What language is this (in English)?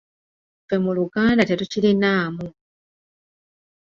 Ganda